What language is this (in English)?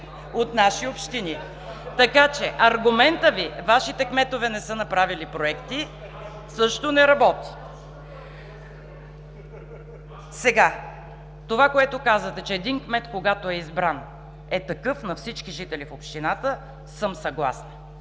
Bulgarian